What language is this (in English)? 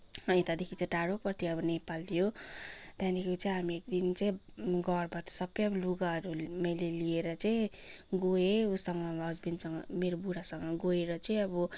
Nepali